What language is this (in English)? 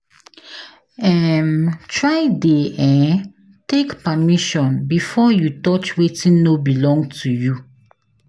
Nigerian Pidgin